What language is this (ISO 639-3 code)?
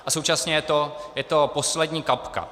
ces